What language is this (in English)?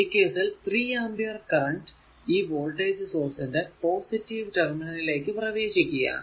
Malayalam